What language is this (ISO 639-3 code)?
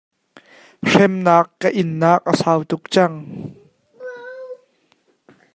cnh